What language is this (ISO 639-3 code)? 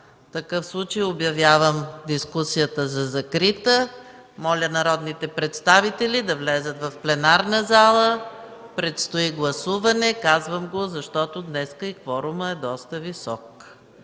bul